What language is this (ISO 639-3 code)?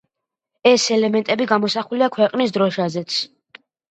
kat